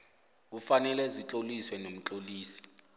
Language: South Ndebele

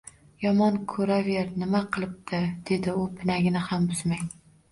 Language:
Uzbek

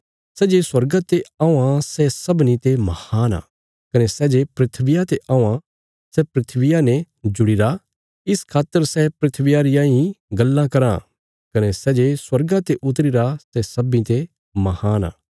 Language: Bilaspuri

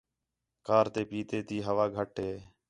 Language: Khetrani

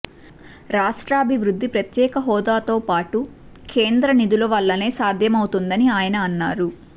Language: Telugu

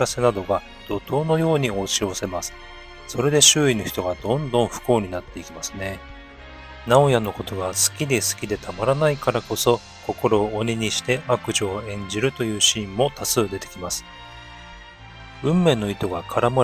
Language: Japanese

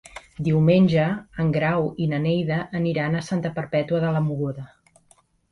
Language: Catalan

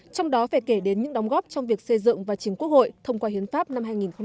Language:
Vietnamese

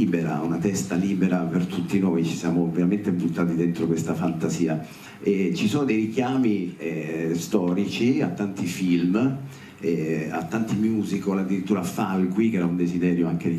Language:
Italian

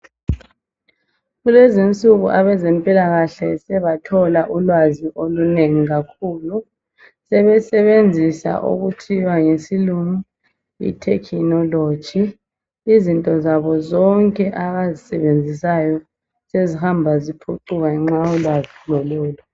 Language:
North Ndebele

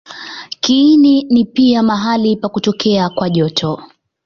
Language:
Swahili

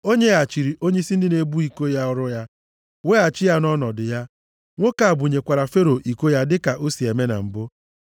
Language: Igbo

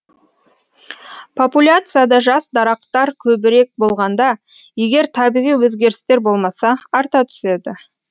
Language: Kazakh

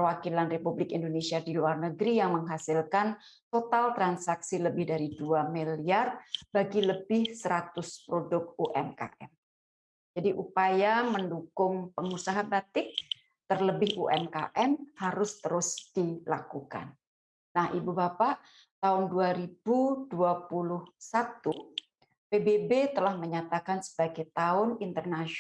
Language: Indonesian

